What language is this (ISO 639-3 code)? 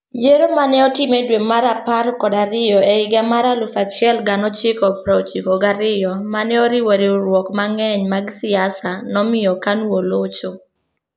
luo